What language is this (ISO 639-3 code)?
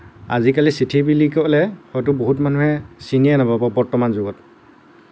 asm